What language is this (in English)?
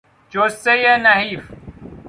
Persian